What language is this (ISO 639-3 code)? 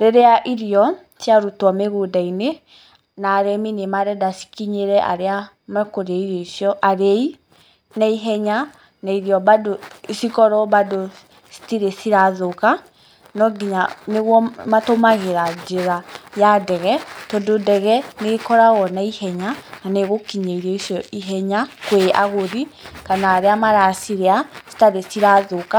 kik